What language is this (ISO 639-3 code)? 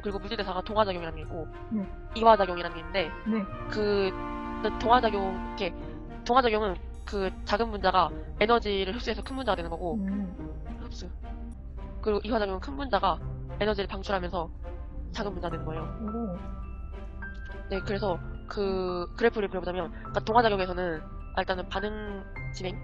kor